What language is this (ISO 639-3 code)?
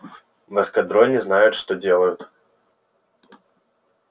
rus